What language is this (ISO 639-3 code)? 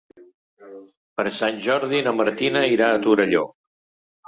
cat